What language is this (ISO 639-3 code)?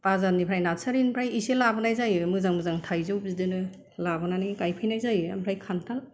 brx